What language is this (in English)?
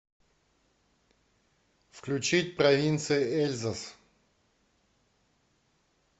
Russian